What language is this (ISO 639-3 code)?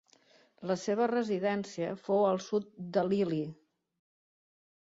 cat